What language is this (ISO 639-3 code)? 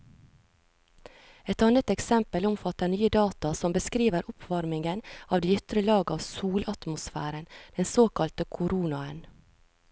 nor